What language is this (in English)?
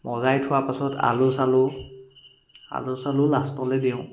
Assamese